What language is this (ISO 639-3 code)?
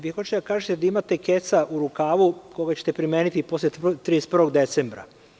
srp